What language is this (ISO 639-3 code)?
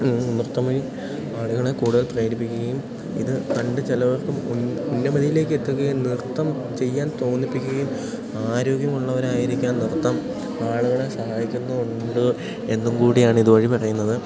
mal